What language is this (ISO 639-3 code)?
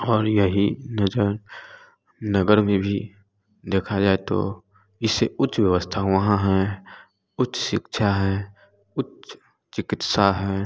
hin